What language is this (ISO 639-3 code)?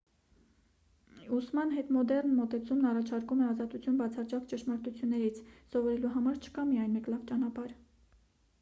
hye